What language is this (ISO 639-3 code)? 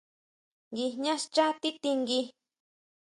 mau